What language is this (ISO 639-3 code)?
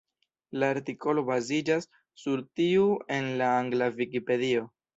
epo